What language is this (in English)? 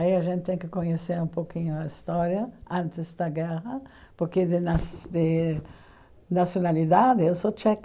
Portuguese